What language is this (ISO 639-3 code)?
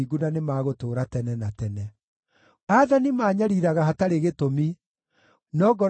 kik